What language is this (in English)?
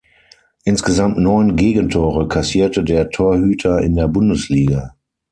German